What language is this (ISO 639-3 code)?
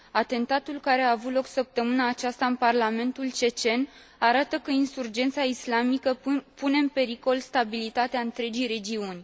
ron